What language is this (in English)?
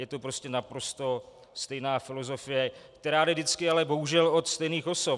Czech